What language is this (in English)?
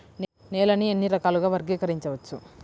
Telugu